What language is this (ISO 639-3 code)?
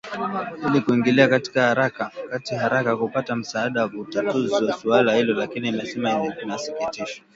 swa